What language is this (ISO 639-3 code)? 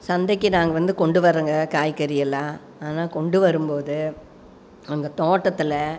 tam